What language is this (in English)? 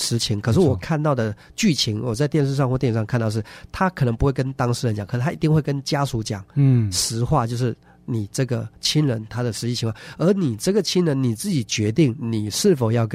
Chinese